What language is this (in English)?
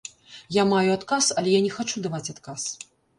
Belarusian